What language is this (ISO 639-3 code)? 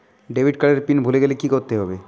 ben